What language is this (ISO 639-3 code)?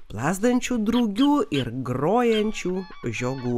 lit